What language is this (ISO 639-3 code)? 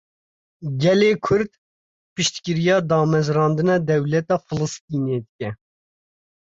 kur